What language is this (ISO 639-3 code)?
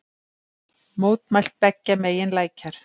isl